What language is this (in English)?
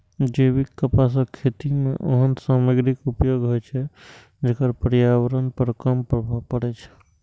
Maithili